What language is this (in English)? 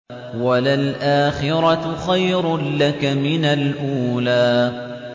Arabic